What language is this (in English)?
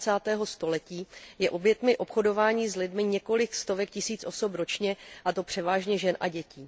Czech